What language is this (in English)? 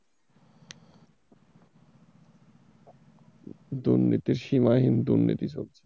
Bangla